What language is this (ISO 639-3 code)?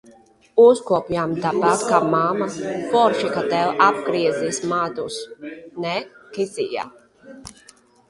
lav